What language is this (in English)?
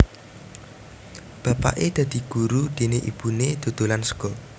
Javanese